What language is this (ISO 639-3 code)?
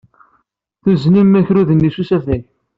kab